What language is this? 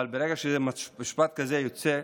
Hebrew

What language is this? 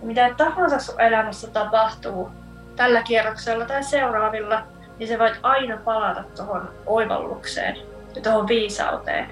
Finnish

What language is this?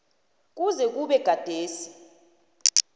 South Ndebele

